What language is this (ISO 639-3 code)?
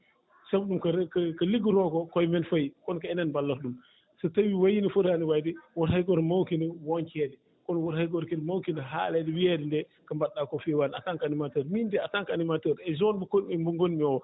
ful